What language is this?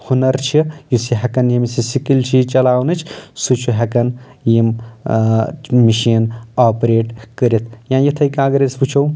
Kashmiri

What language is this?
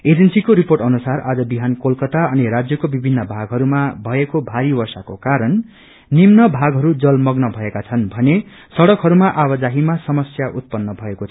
Nepali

